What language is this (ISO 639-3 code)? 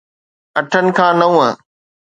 snd